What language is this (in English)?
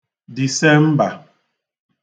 Igbo